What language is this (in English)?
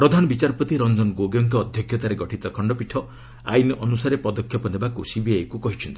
Odia